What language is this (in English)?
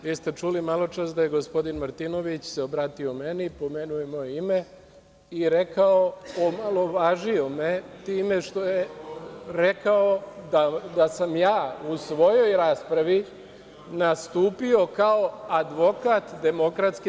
Serbian